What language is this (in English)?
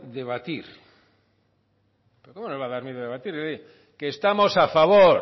Spanish